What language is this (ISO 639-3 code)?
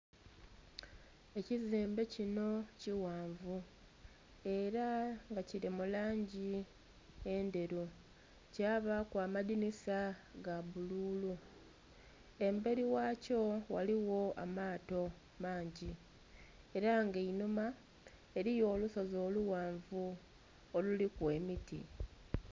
xog